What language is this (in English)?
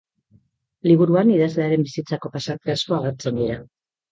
Basque